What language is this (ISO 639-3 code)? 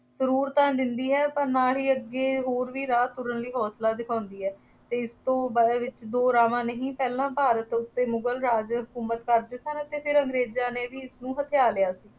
pan